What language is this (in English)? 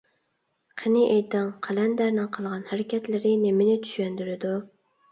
Uyghur